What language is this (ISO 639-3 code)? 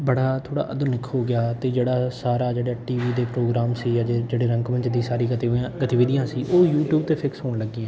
pan